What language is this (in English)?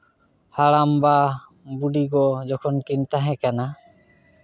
Santali